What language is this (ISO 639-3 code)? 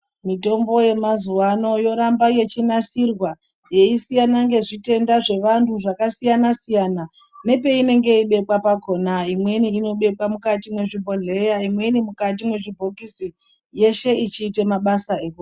ndc